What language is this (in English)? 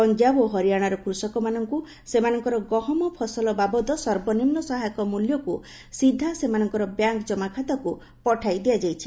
Odia